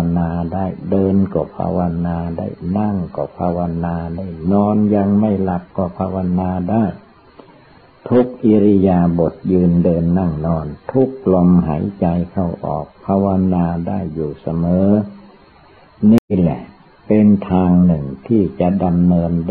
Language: Thai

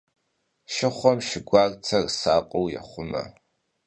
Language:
Kabardian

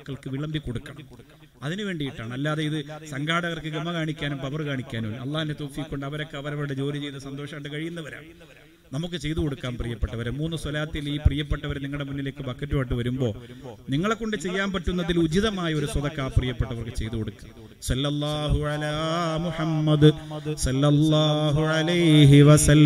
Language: Malayalam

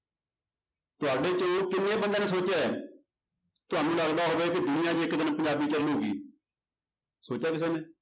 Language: Punjabi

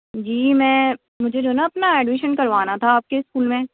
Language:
Urdu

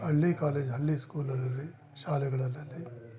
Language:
Kannada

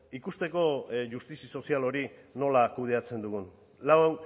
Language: Basque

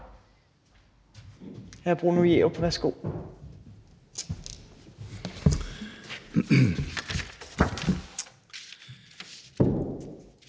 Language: Danish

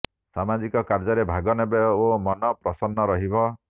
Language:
Odia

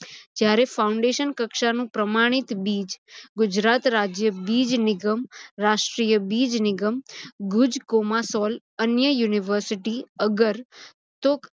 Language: Gujarati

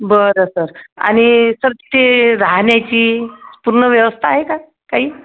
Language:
Marathi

